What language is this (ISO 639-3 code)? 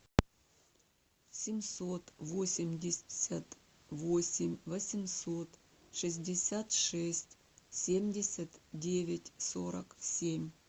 rus